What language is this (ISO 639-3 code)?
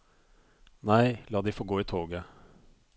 nor